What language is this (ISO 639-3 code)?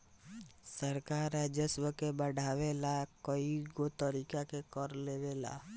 bho